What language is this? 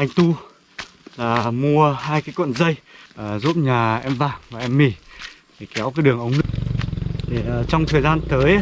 Vietnamese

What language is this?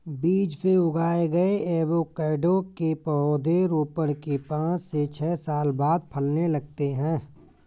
Hindi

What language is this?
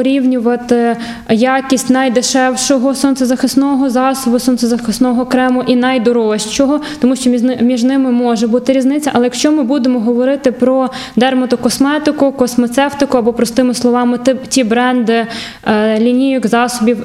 Ukrainian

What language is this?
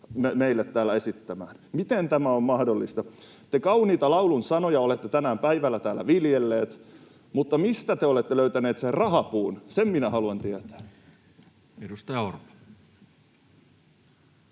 Finnish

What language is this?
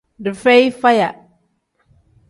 Tem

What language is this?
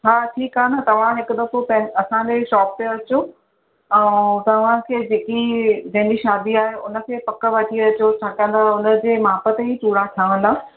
Sindhi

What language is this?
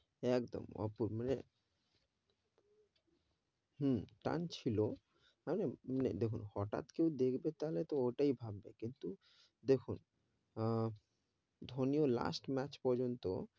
Bangla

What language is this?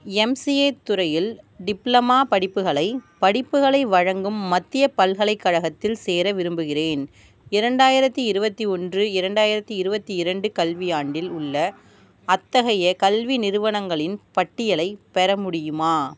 Tamil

